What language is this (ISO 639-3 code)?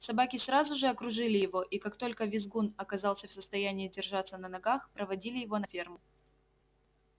rus